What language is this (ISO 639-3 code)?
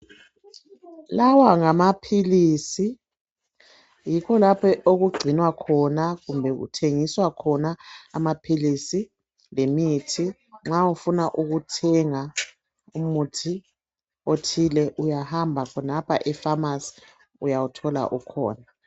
nde